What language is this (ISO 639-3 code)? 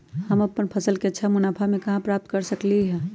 mag